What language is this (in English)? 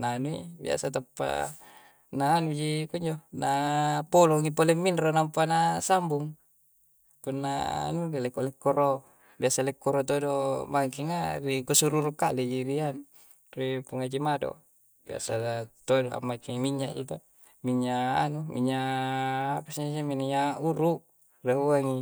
Coastal Konjo